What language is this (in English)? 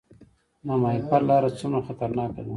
Pashto